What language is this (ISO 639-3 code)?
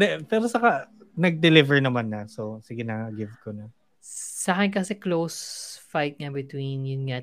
fil